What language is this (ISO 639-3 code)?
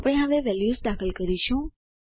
guj